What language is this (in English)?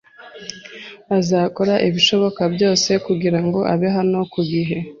Kinyarwanda